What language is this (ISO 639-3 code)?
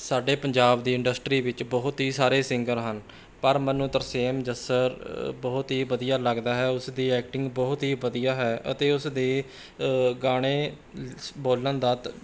pan